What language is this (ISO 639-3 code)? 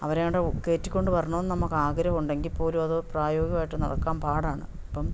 mal